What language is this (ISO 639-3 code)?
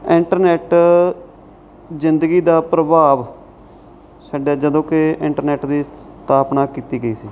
pan